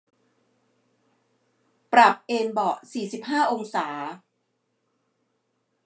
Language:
Thai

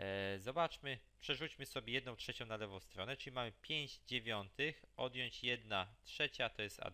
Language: Polish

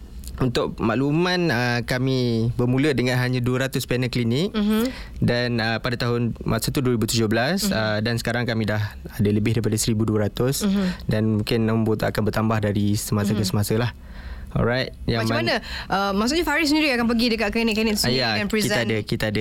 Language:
Malay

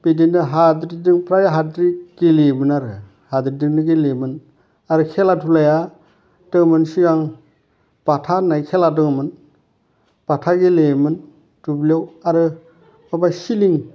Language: Bodo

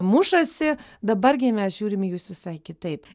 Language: Lithuanian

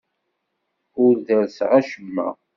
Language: Kabyle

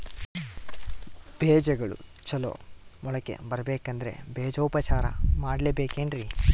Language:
Kannada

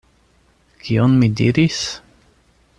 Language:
Esperanto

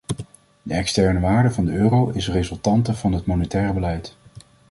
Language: Dutch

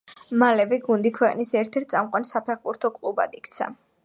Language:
Georgian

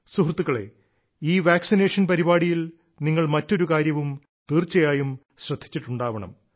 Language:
Malayalam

